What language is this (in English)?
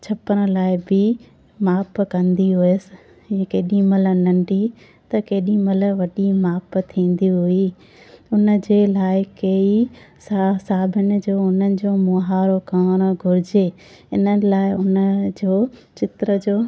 Sindhi